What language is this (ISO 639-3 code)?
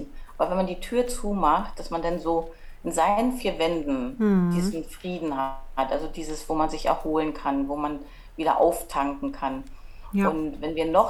deu